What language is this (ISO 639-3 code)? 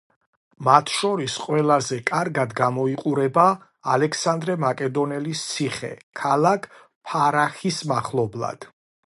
kat